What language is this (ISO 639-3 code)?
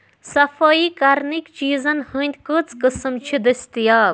kas